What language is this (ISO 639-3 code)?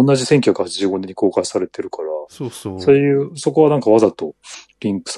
jpn